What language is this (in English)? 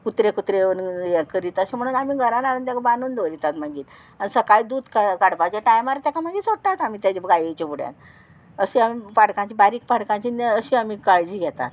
Konkani